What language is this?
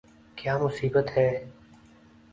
Urdu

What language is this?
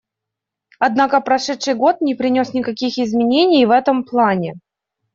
Russian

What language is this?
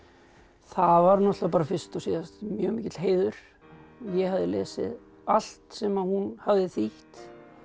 Icelandic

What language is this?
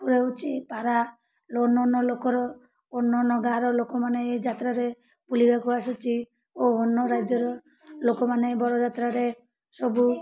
Odia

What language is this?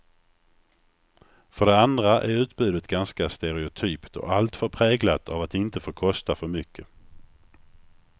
Swedish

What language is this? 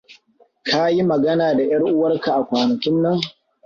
Hausa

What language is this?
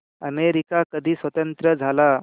Marathi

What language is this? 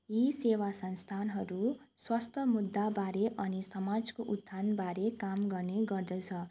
Nepali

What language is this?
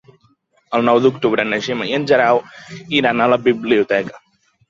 Catalan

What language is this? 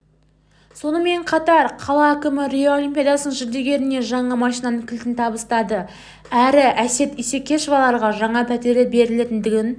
Kazakh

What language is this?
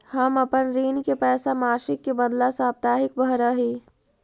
Magahi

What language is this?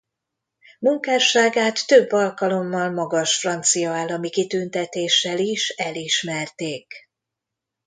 Hungarian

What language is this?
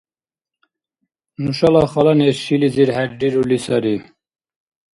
Dargwa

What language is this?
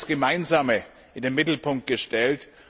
German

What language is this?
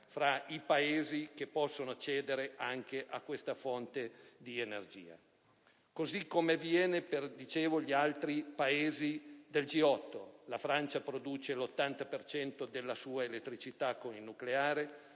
Italian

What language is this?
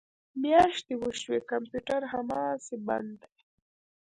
Pashto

